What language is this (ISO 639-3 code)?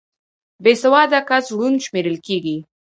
pus